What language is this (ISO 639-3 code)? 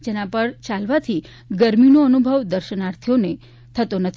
guj